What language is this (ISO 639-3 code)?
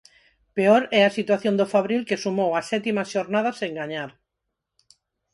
glg